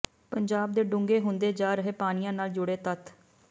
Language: Punjabi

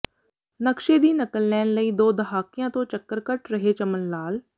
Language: Punjabi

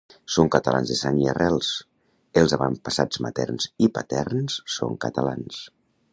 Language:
Catalan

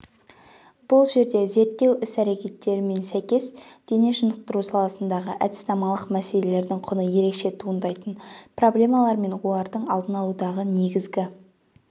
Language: Kazakh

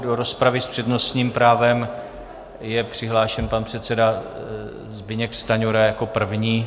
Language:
Czech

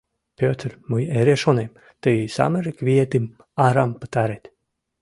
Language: Mari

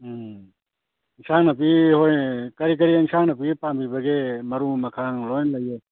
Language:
Manipuri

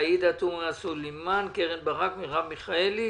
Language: Hebrew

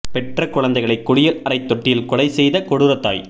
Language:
Tamil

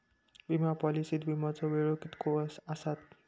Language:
Marathi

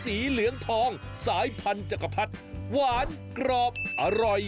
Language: Thai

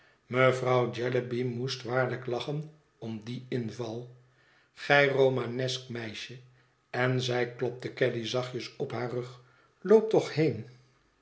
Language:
Dutch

